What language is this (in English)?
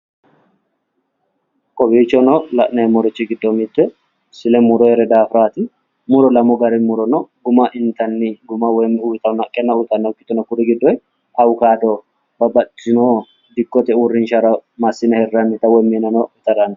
Sidamo